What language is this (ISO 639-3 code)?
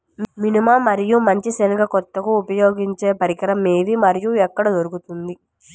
tel